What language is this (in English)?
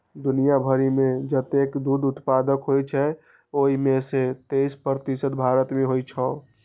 Maithili